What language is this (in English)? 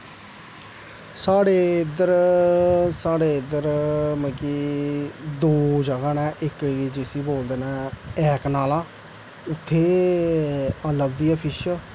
Dogri